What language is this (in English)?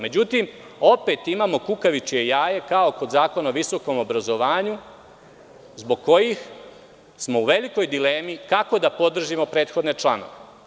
Serbian